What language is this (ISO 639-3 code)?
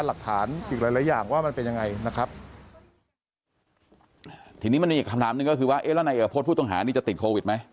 tha